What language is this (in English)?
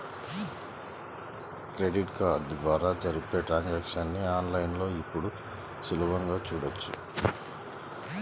Telugu